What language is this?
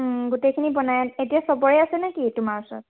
Assamese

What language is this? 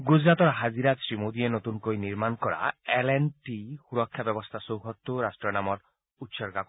Assamese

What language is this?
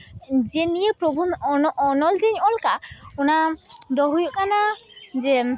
Santali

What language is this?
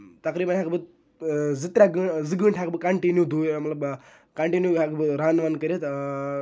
Kashmiri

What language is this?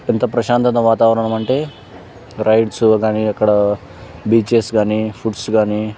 Telugu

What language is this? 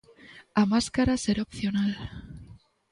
Galician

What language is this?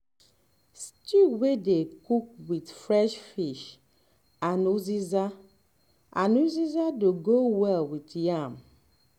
Nigerian Pidgin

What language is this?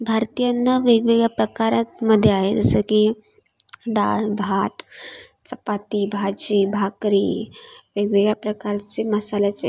Marathi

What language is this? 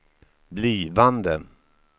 Swedish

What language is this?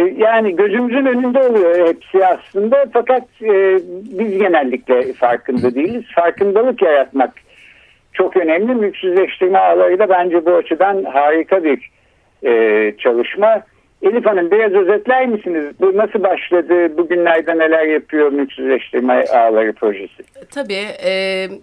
Turkish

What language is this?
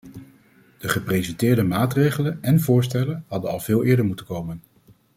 Dutch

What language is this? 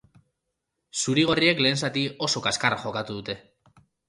Basque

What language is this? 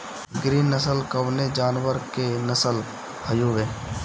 Bhojpuri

